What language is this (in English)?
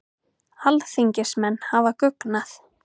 Icelandic